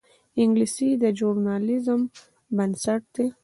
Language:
Pashto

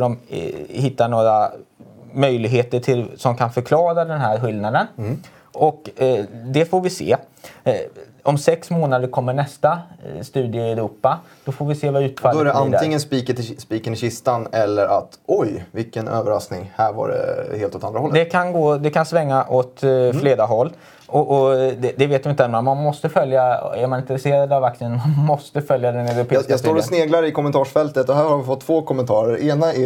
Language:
Swedish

